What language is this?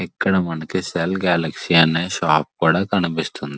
Telugu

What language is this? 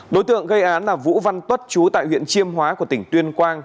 Vietnamese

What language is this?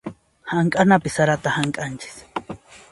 Puno Quechua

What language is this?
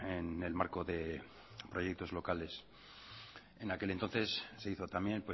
Spanish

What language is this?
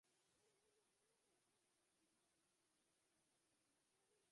Uzbek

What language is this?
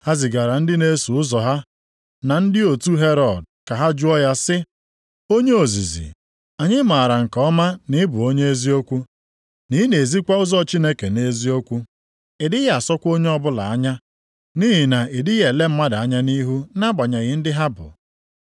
Igbo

